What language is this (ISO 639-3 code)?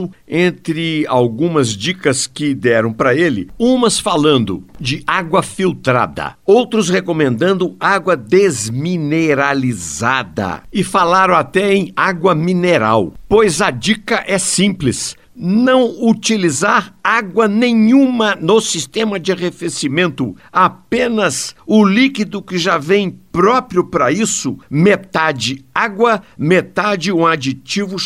por